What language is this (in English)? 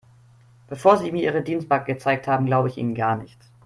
German